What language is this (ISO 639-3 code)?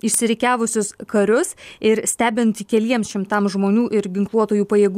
lit